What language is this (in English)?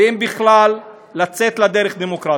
Hebrew